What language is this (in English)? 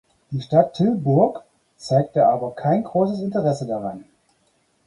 German